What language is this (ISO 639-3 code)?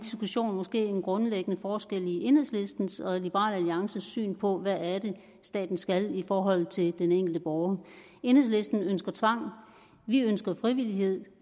dan